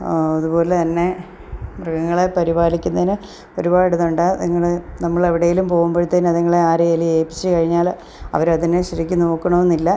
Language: Malayalam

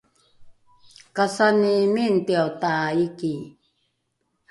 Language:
Rukai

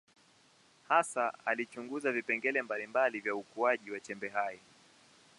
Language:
Swahili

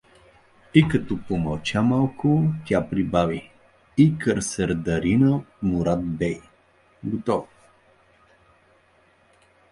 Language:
Bulgarian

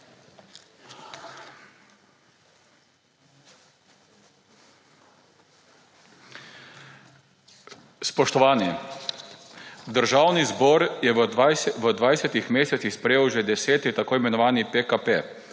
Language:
Slovenian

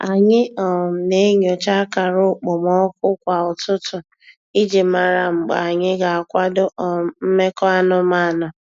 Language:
Igbo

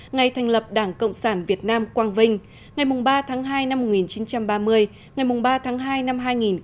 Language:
Vietnamese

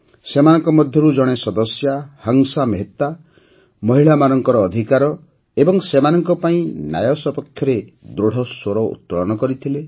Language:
Odia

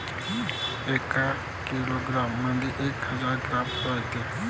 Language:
Marathi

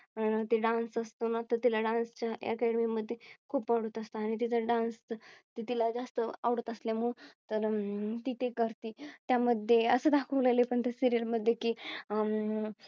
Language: Marathi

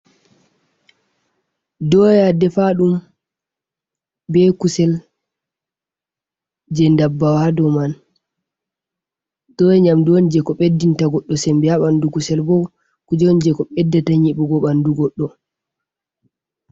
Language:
Fula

